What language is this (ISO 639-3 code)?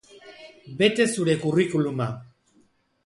eus